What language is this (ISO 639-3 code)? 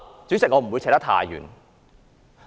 yue